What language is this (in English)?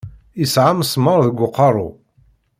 Kabyle